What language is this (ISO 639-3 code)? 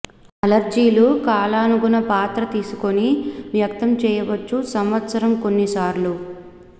tel